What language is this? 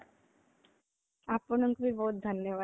Odia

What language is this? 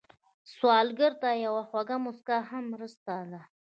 Pashto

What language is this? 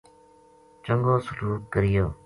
Gujari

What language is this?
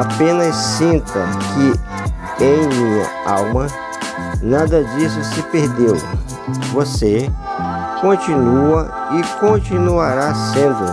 Portuguese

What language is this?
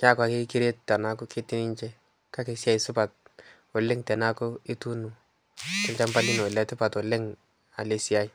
Masai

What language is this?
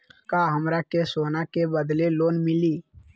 Magahi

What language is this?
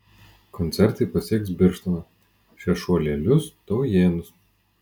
Lithuanian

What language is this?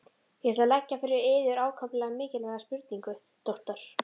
Icelandic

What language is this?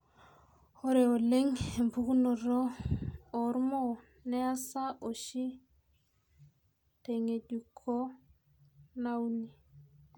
Masai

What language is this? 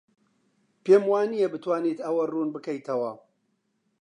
Central Kurdish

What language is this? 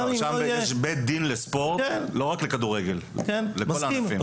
Hebrew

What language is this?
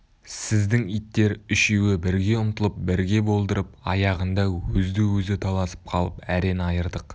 Kazakh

